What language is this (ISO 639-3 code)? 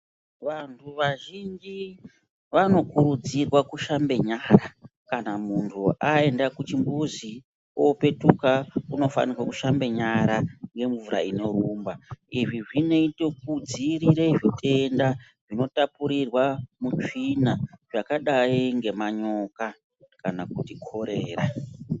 ndc